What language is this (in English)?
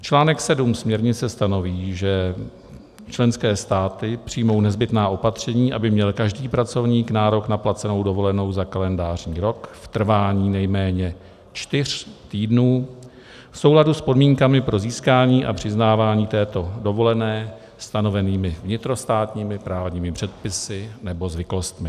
Czech